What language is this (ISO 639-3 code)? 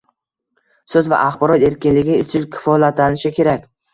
uzb